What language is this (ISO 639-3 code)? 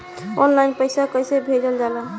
bho